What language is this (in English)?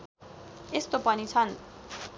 Nepali